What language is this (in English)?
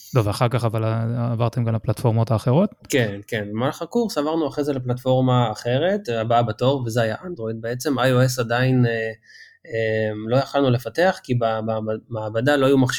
Hebrew